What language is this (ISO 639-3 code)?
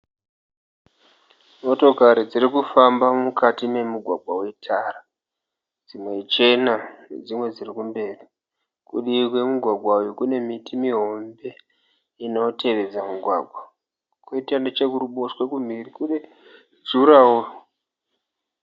sna